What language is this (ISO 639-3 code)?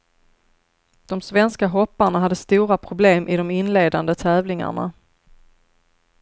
swe